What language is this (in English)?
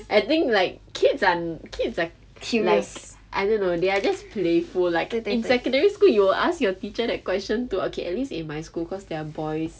English